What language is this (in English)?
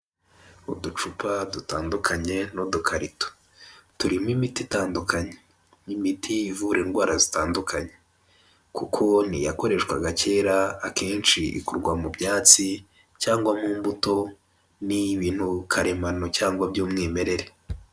Kinyarwanda